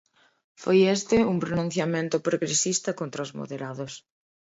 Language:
Galician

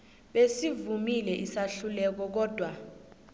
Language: South Ndebele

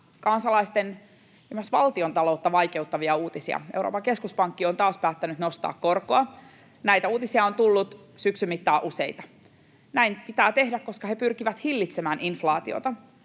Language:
Finnish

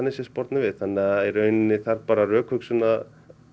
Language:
Icelandic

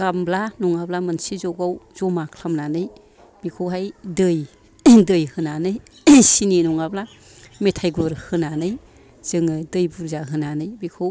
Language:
Bodo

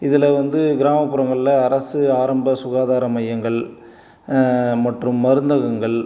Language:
Tamil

